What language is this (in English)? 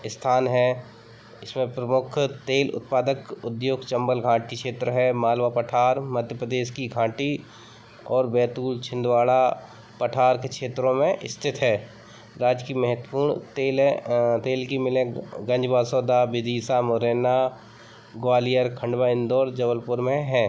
Hindi